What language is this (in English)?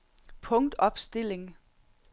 Danish